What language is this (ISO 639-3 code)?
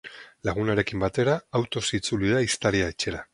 eus